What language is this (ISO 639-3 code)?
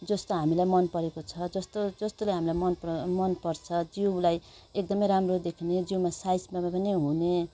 nep